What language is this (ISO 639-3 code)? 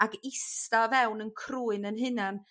cym